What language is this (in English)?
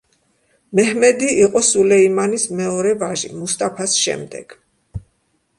Georgian